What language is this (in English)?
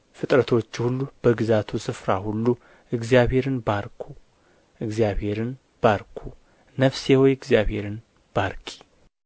Amharic